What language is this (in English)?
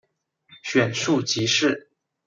Chinese